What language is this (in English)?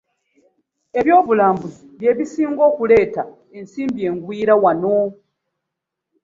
Ganda